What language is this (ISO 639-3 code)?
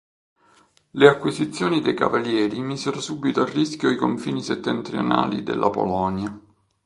ita